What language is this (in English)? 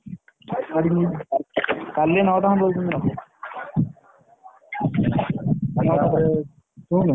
Odia